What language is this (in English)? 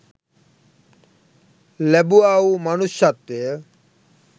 Sinhala